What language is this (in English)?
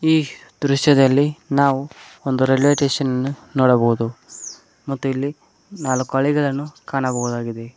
Kannada